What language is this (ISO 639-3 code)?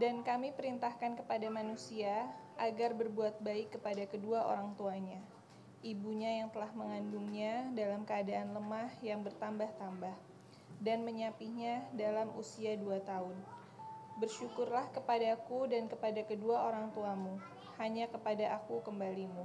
ind